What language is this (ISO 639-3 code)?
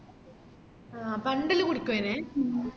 mal